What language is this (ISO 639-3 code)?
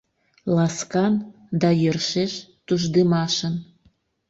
chm